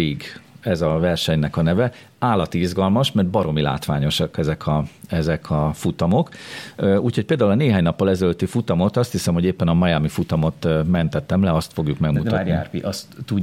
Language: Hungarian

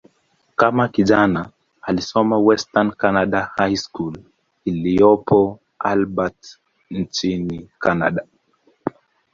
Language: Swahili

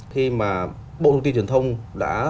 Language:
Vietnamese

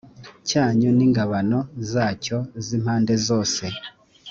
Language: Kinyarwanda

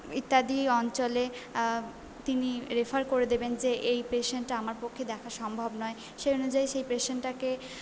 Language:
Bangla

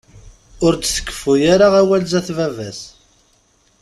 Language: Kabyle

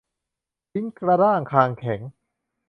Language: Thai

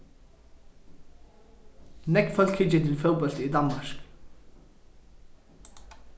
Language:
Faroese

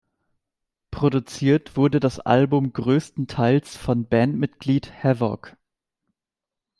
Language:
German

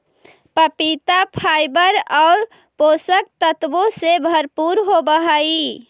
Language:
Magahi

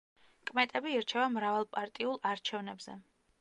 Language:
Georgian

